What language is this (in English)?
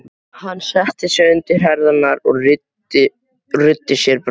Icelandic